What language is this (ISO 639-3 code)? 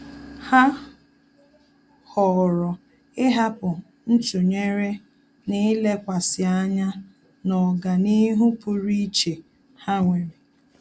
ibo